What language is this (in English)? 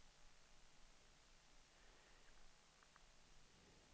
Danish